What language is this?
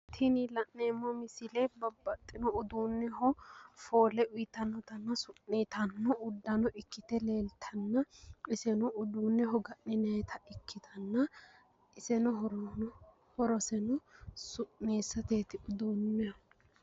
Sidamo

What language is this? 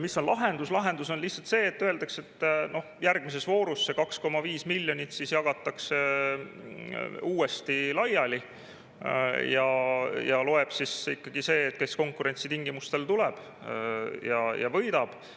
Estonian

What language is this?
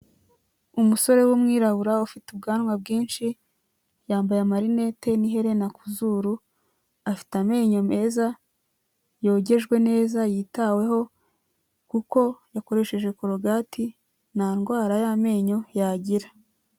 Kinyarwanda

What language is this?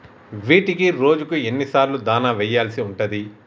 Telugu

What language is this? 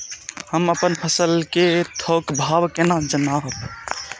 Maithili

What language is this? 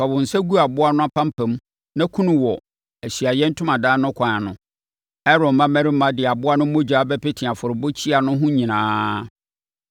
Akan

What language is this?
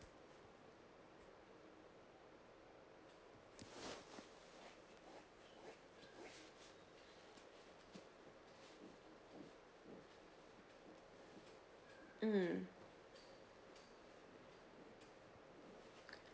English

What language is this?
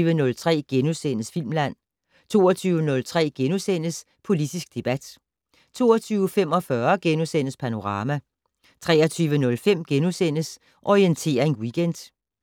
Danish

